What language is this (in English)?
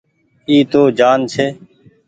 Goaria